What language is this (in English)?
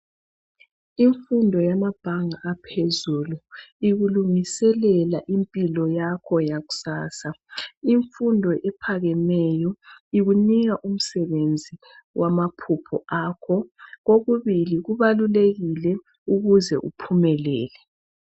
North Ndebele